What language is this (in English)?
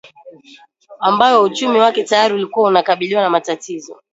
Swahili